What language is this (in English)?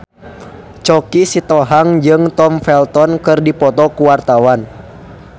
Sundanese